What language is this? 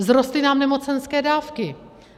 Czech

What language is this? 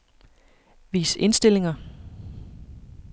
Danish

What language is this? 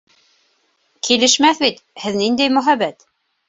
Bashkir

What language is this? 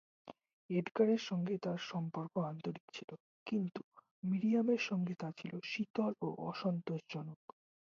Bangla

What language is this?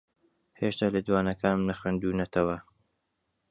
Central Kurdish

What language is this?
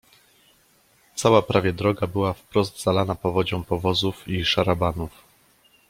Polish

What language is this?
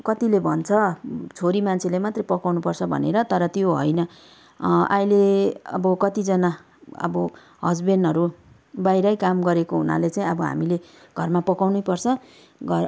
Nepali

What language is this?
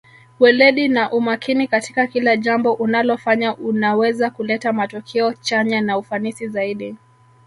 Swahili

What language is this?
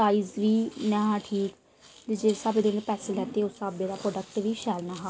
Dogri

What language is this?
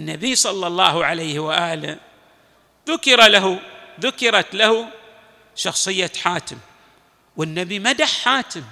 Arabic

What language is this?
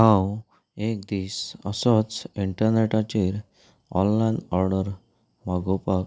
Konkani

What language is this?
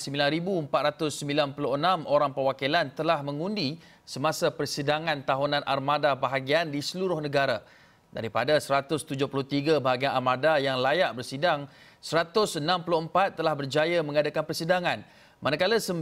Malay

